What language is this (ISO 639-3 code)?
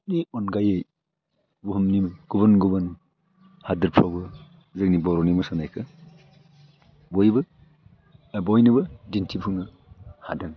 brx